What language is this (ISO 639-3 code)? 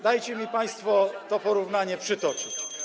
pol